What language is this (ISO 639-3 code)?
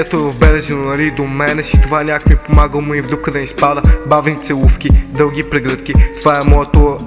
bul